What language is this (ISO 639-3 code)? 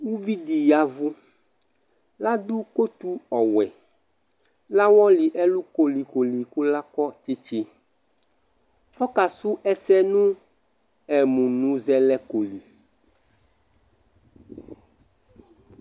kpo